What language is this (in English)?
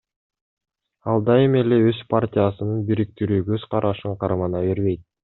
Kyrgyz